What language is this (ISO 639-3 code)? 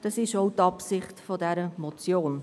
gsw